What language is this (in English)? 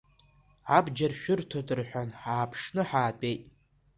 Abkhazian